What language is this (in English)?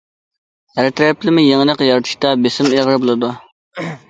Uyghur